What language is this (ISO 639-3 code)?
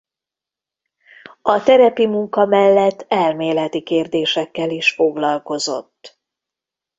hun